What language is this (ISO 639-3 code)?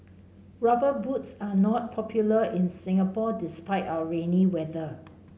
eng